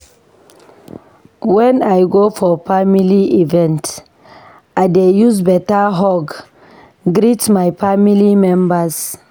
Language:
Nigerian Pidgin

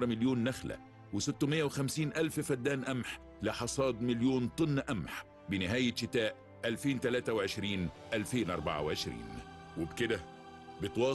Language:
Arabic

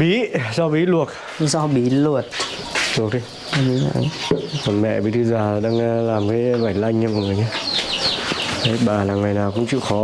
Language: Vietnamese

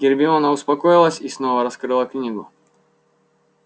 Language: Russian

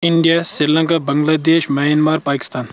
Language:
Kashmiri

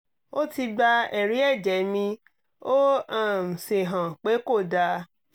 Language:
Yoruba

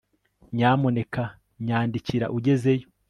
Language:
Kinyarwanda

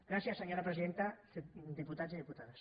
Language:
Catalan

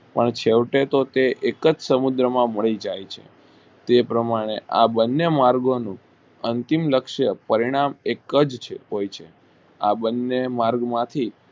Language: Gujarati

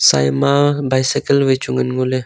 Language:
Wancho Naga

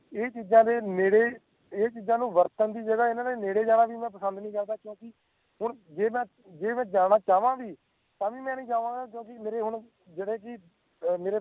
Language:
Punjabi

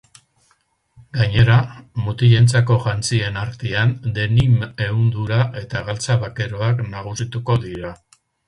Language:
Basque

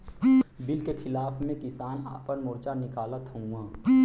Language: Bhojpuri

